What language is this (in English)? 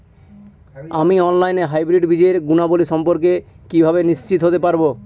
Bangla